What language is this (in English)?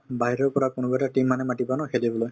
Assamese